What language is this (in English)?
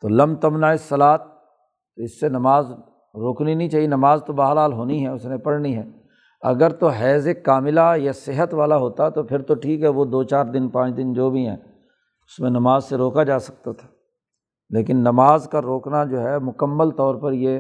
Urdu